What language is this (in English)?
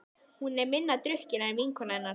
Icelandic